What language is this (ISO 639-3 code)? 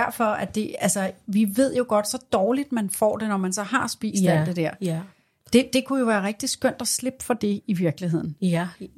dan